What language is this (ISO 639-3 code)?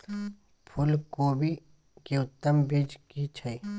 mai